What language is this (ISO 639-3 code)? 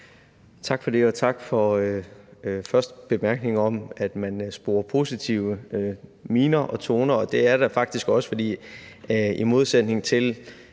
dan